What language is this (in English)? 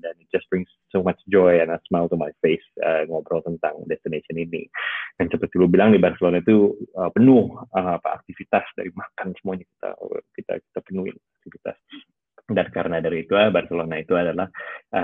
Indonesian